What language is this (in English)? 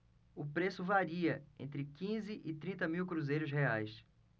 Portuguese